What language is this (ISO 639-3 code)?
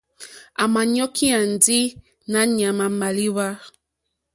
bri